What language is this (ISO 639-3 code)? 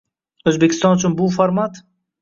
uzb